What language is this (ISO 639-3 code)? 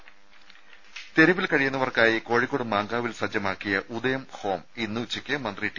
mal